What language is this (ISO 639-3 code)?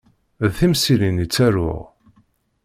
kab